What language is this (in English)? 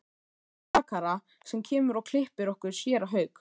Icelandic